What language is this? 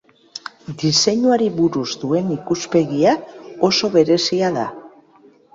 Basque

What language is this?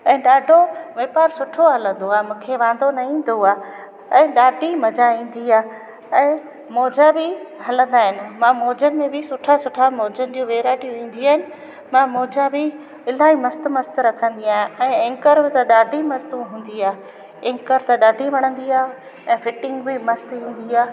Sindhi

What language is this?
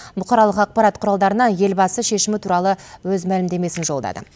Kazakh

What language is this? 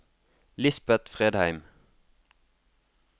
Norwegian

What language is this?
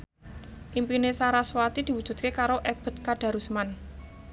Javanese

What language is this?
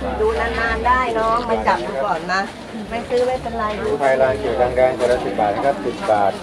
Thai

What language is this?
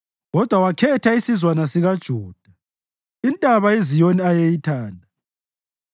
North Ndebele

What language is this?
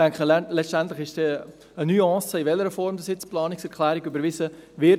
Swiss German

